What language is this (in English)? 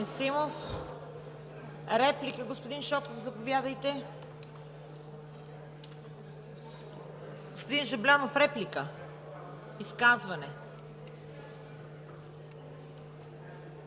Bulgarian